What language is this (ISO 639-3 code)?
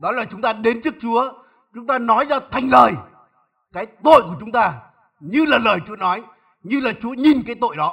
vie